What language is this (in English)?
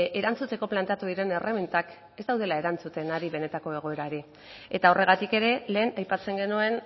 Basque